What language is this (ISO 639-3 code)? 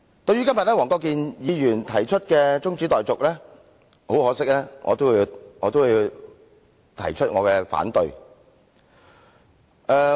yue